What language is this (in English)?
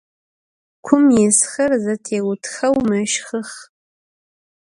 Adyghe